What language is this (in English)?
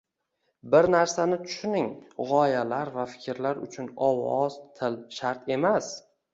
Uzbek